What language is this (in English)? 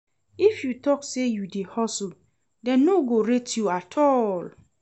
Nigerian Pidgin